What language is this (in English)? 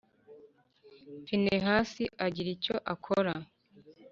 Kinyarwanda